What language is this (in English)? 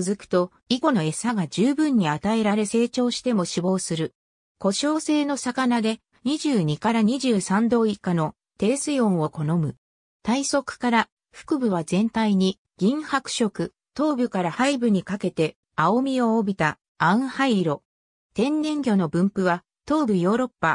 Japanese